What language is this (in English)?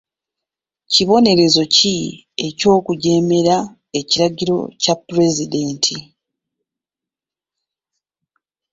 Ganda